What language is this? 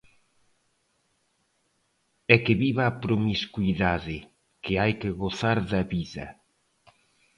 Galician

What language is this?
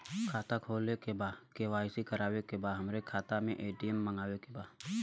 Bhojpuri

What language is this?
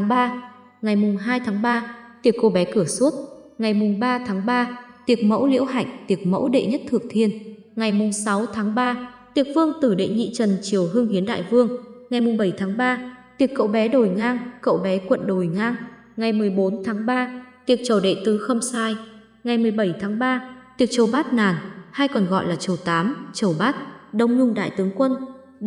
Vietnamese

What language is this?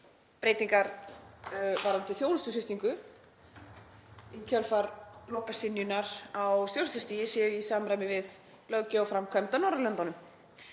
Icelandic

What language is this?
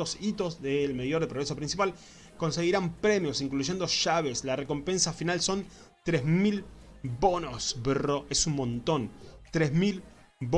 Spanish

